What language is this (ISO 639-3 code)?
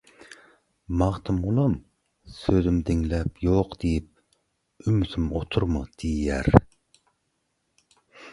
tuk